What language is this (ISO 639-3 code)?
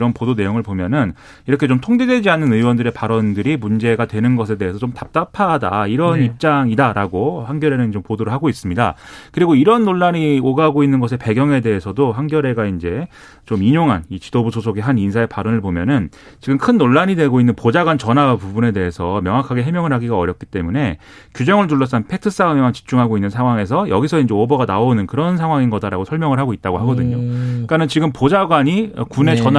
kor